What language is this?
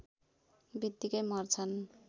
Nepali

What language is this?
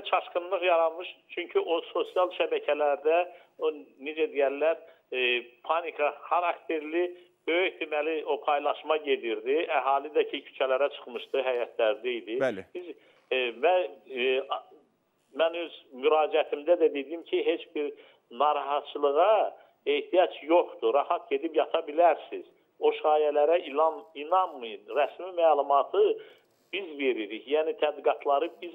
Turkish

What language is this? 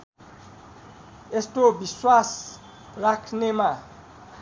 Nepali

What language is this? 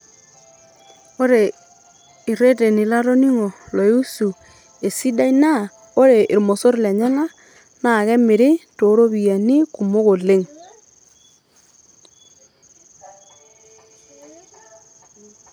Masai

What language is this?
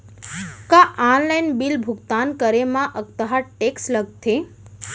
Chhattisgarhi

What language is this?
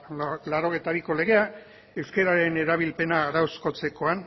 Basque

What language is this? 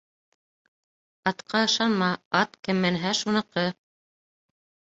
Bashkir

